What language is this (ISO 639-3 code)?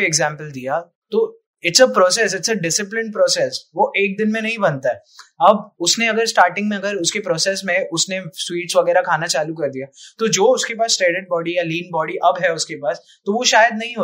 hin